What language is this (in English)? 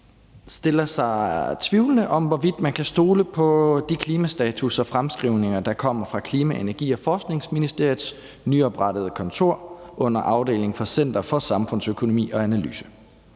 Danish